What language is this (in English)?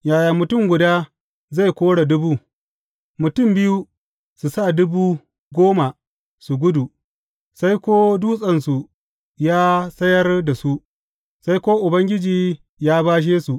Hausa